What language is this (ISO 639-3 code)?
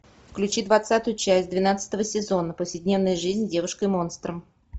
rus